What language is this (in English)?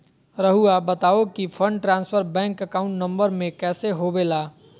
Magahi